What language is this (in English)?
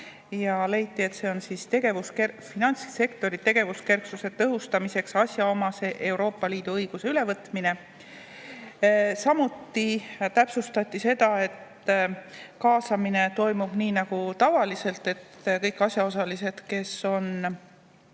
Estonian